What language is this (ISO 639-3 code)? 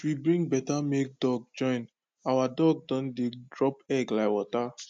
pcm